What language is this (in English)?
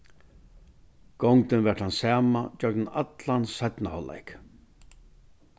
Faroese